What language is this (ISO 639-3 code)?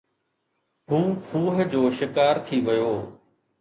snd